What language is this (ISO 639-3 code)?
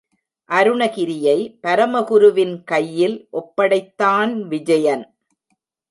tam